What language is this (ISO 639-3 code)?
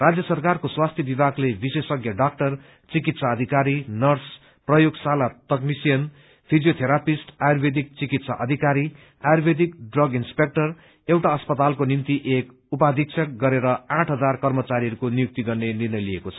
nep